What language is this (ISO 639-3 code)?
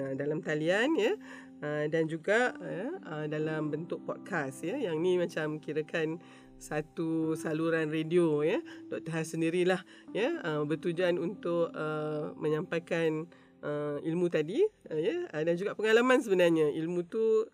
msa